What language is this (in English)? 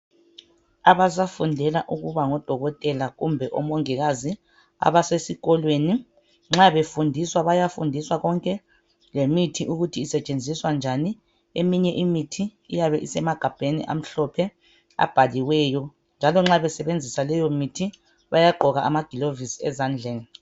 North Ndebele